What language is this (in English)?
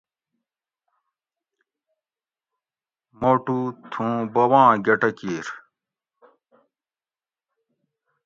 Gawri